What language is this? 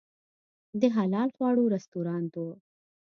Pashto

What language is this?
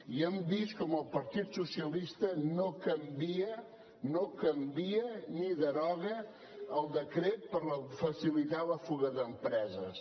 Catalan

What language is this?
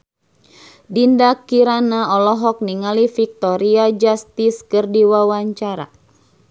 Sundanese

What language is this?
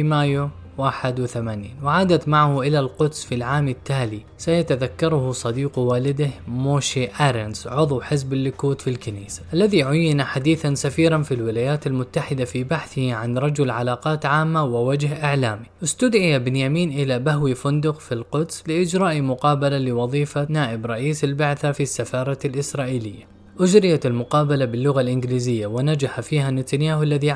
Arabic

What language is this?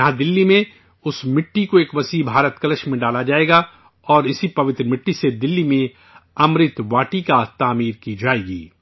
Urdu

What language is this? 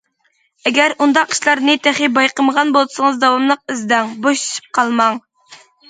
Uyghur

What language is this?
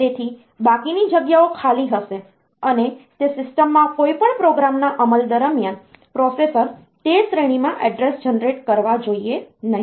Gujarati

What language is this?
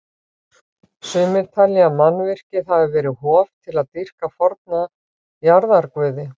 Icelandic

